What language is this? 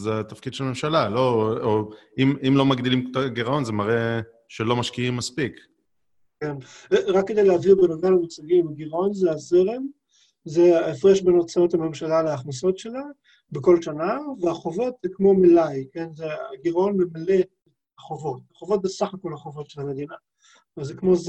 Hebrew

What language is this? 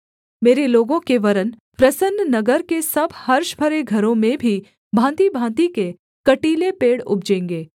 Hindi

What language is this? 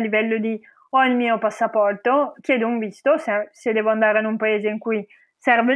Italian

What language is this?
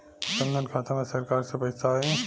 Bhojpuri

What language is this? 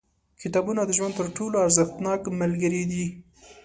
Pashto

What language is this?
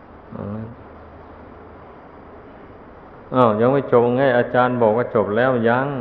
Thai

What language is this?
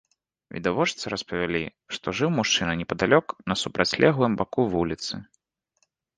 Belarusian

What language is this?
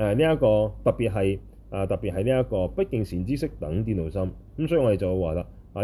Chinese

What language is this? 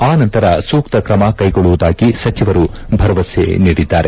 Kannada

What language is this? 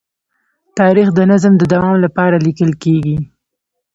Pashto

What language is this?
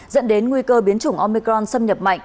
Vietnamese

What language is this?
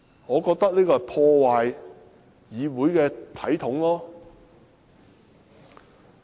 Cantonese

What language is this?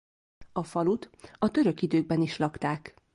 Hungarian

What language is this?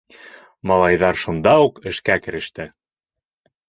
Bashkir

